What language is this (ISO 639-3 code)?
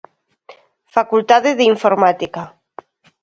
glg